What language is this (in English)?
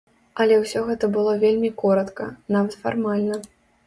Belarusian